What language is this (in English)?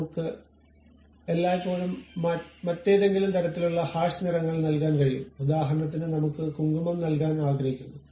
Malayalam